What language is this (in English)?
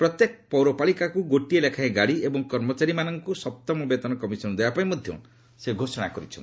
Odia